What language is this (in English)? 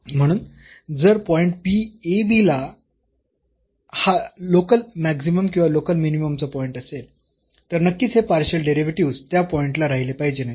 Marathi